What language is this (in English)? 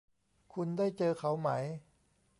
Thai